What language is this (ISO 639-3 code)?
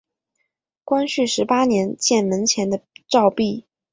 zho